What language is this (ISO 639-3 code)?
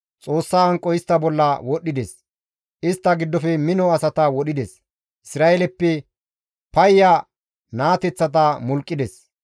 gmv